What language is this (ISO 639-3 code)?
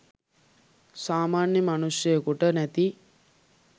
sin